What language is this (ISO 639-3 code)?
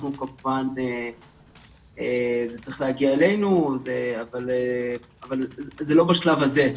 heb